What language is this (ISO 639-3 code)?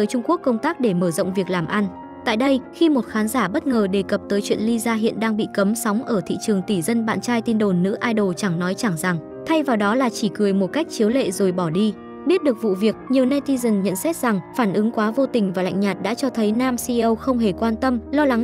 vie